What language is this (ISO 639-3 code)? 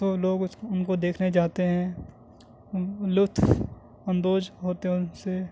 urd